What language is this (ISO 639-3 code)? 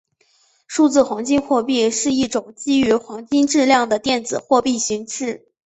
zho